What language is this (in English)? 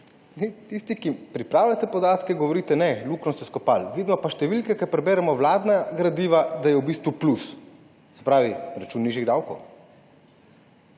Slovenian